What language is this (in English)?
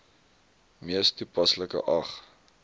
Afrikaans